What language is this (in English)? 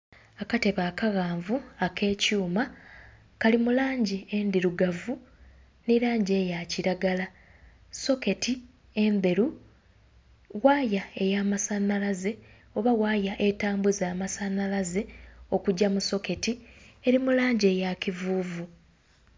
Soga